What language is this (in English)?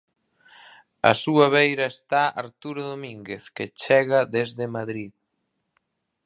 Galician